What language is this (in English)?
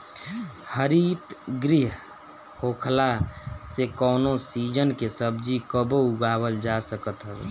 Bhojpuri